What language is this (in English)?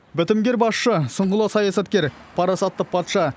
Kazakh